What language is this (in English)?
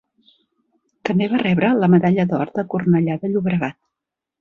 Catalan